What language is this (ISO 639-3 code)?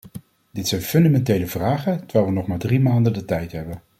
nld